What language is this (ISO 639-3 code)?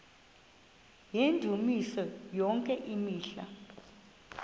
xho